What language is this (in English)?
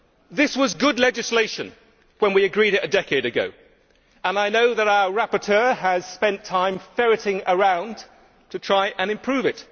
English